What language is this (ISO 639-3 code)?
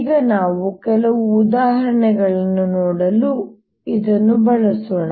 kan